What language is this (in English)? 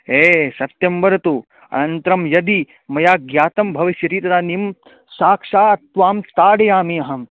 Sanskrit